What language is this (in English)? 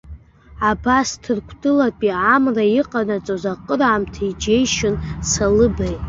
Abkhazian